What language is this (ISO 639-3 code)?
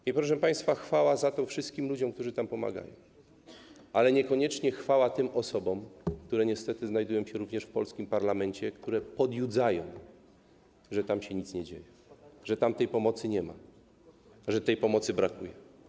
pol